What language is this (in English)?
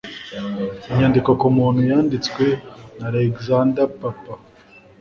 Kinyarwanda